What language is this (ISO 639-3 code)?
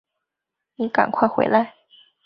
zho